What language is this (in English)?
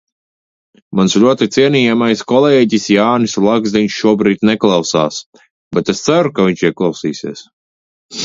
Latvian